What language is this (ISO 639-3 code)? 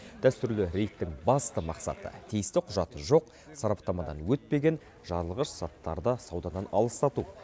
kaz